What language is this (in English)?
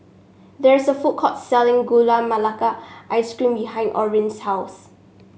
English